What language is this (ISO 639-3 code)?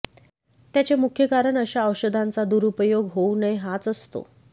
mar